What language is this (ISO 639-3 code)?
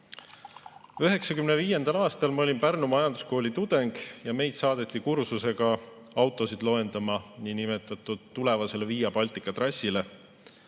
est